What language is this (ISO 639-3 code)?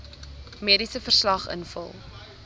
afr